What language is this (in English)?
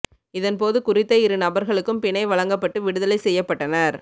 Tamil